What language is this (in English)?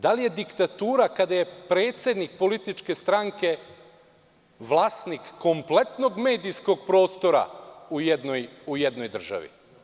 Serbian